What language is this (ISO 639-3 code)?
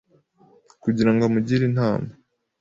kin